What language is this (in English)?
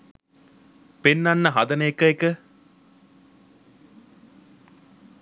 Sinhala